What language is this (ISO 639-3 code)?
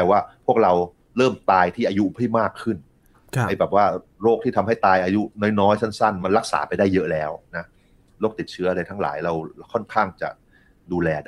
tha